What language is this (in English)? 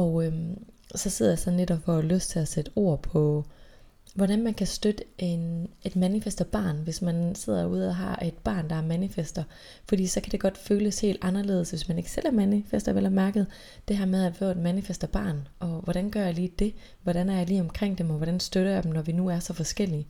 Danish